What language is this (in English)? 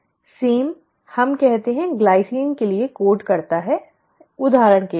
Hindi